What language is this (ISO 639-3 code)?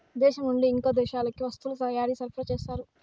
tel